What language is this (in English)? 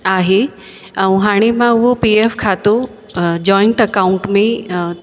Sindhi